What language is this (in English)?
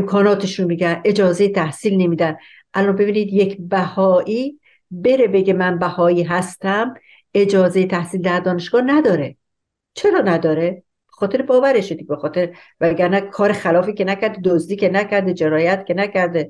Persian